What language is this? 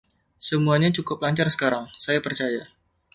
Indonesian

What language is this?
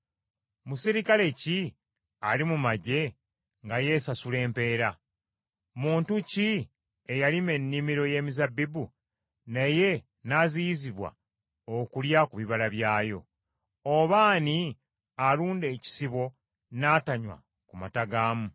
Ganda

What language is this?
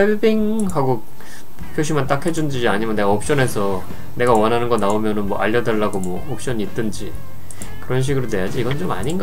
Korean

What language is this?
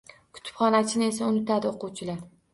Uzbek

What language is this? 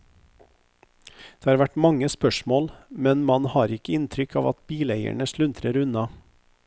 Norwegian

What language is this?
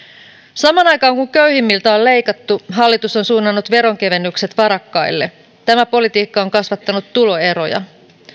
Finnish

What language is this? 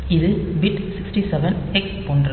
Tamil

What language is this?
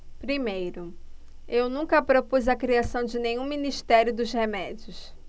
Portuguese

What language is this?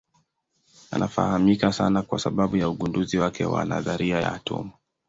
Swahili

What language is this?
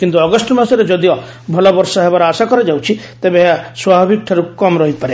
Odia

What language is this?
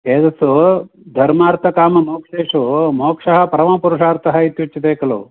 Sanskrit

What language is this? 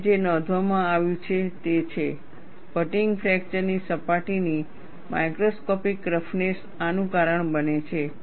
Gujarati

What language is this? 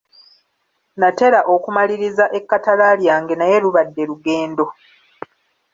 Ganda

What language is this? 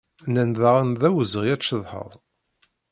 Kabyle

